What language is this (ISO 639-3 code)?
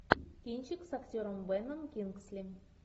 rus